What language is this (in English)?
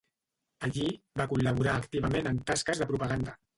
Catalan